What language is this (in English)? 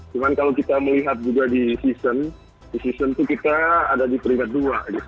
Indonesian